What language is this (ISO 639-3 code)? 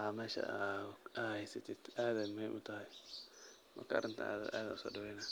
som